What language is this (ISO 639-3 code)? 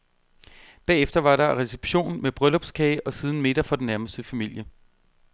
dan